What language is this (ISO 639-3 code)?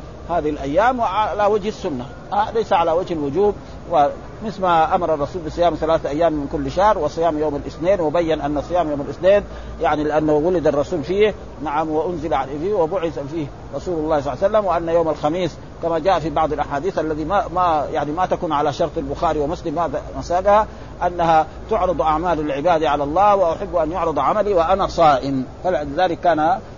ara